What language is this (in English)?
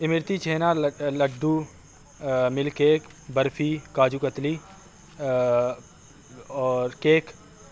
Urdu